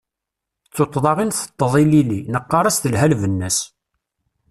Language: Kabyle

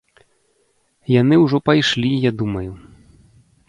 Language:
Belarusian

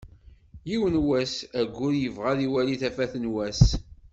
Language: Kabyle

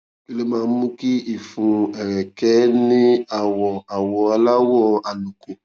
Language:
Yoruba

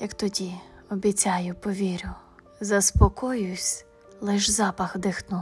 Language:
Ukrainian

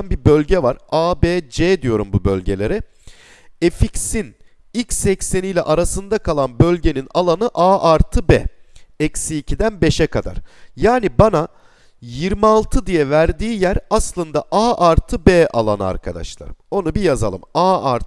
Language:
Turkish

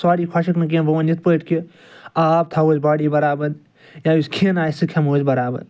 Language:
Kashmiri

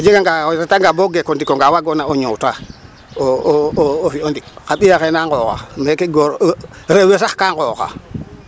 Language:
Serer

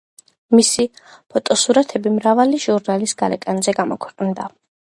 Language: Georgian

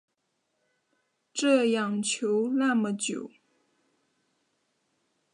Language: Chinese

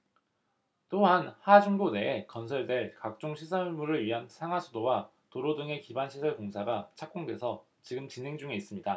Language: Korean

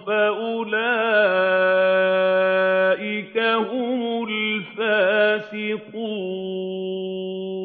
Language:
Arabic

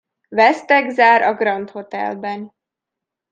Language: Hungarian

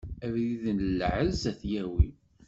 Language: Kabyle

